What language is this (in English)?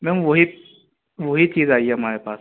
Urdu